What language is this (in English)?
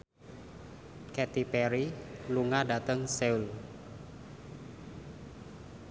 Javanese